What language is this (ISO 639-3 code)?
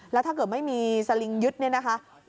tha